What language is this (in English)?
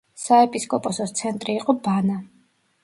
Georgian